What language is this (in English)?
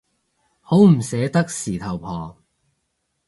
Cantonese